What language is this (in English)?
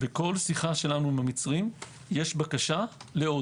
Hebrew